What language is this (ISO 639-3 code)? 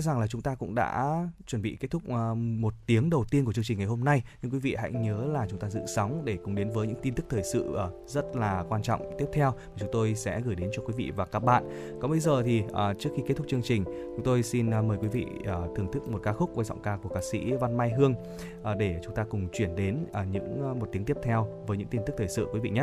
vie